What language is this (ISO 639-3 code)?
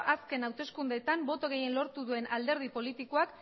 eus